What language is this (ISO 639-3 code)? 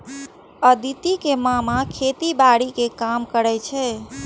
mai